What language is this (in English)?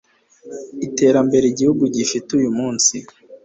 Kinyarwanda